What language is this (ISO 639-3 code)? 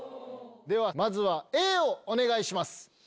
jpn